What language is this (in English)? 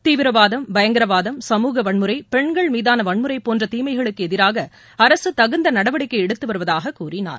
Tamil